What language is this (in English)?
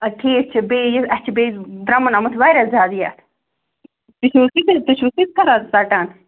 Kashmiri